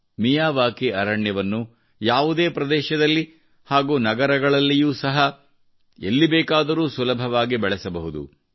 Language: Kannada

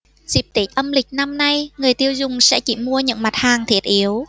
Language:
Vietnamese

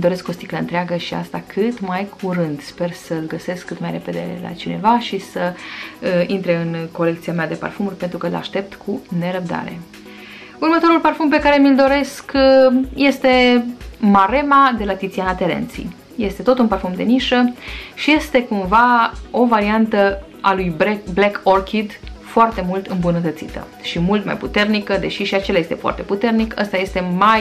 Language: Romanian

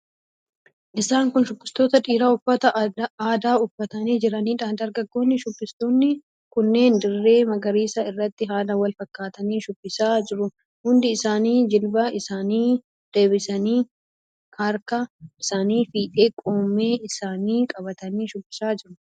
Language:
Oromo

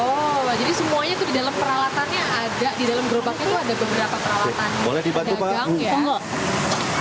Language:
Indonesian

